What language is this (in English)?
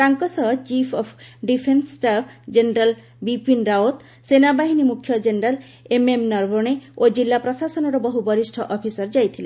Odia